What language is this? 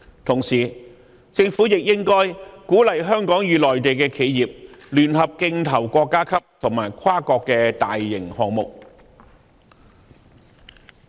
Cantonese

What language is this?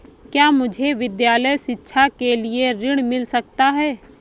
Hindi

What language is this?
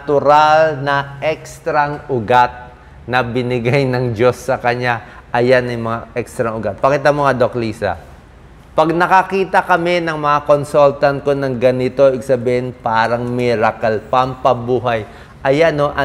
Filipino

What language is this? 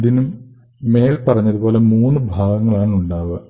Malayalam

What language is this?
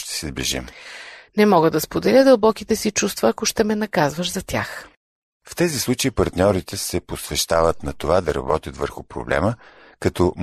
Bulgarian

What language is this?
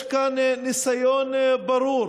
Hebrew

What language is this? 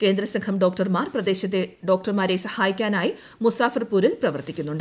Malayalam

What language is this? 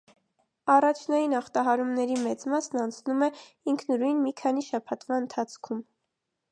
Armenian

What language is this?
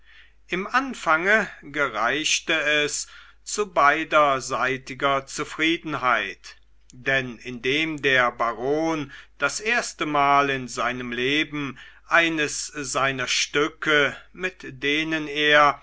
German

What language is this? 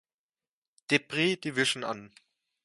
German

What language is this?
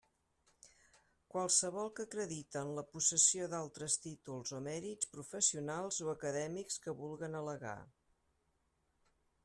Catalan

